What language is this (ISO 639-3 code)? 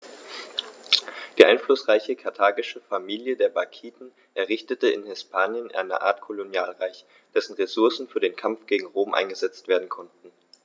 deu